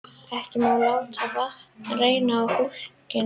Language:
Icelandic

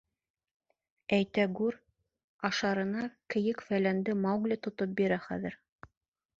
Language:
Bashkir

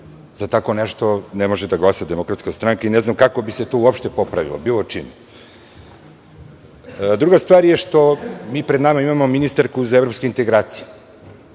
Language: Serbian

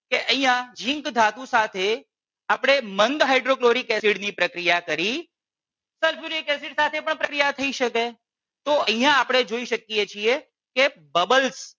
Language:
Gujarati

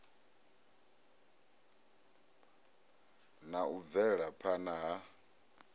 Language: Venda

